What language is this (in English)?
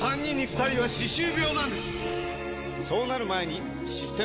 Japanese